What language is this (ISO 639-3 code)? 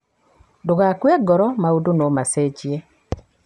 kik